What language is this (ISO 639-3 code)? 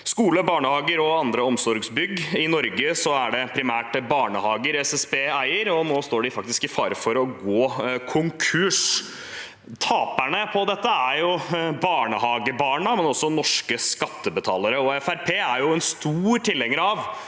nor